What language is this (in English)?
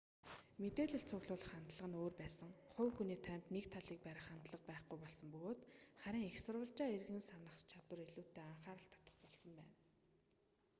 Mongolian